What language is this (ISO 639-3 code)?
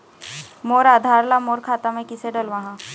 hne